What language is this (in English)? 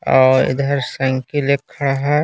Hindi